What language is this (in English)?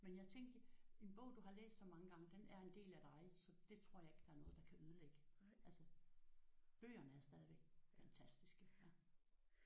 Danish